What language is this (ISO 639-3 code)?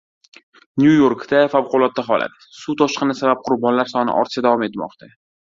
uzb